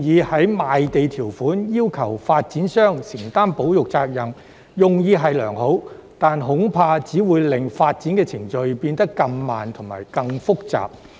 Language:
Cantonese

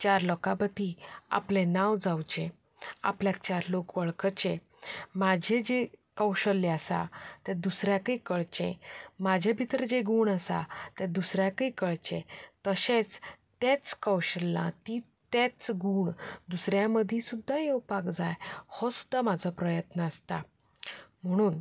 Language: Konkani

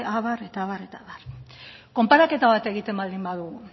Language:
Basque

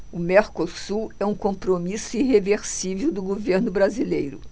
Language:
Portuguese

